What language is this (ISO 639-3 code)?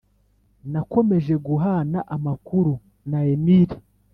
kin